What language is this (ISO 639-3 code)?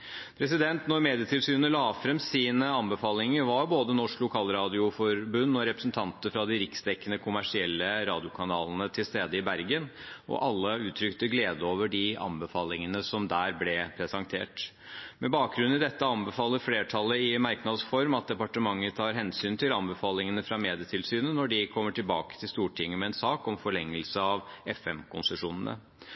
nob